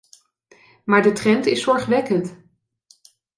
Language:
Dutch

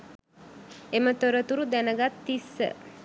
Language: Sinhala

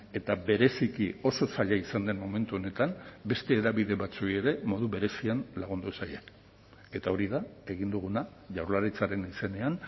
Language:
Basque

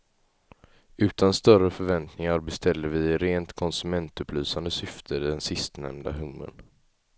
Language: Swedish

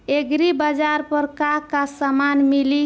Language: Bhojpuri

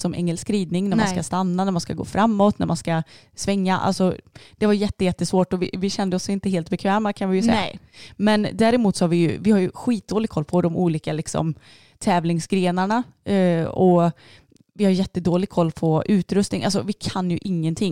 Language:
Swedish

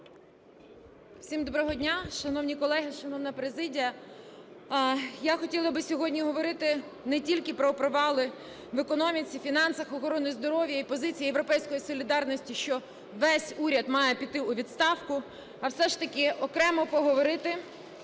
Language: Ukrainian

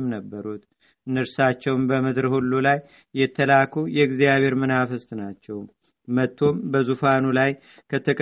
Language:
Amharic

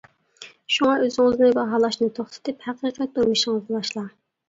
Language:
Uyghur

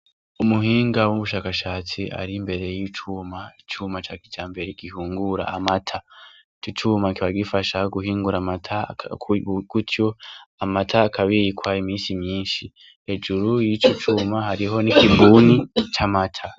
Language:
Rundi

